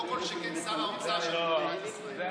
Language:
Hebrew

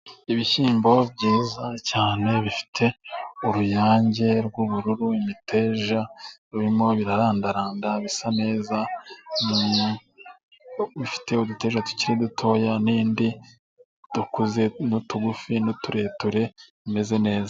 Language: Kinyarwanda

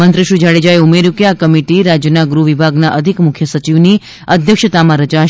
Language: Gujarati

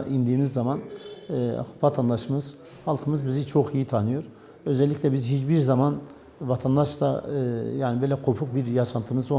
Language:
Turkish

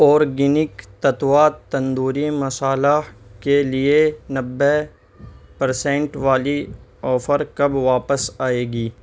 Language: Urdu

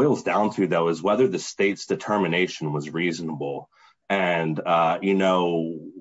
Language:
English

